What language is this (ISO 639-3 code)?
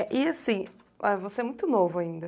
por